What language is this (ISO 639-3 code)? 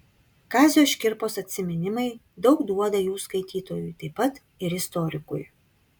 lit